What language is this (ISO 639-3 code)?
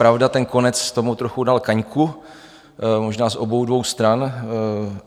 ces